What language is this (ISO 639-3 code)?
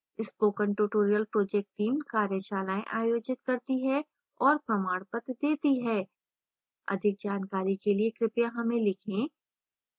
hin